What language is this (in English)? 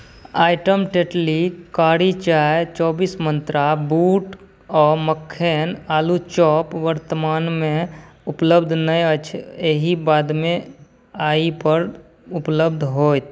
Maithili